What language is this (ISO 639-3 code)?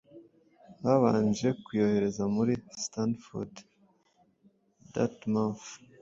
kin